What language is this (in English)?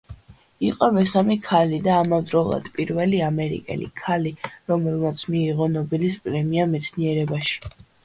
Georgian